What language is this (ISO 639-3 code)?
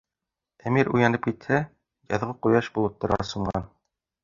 bak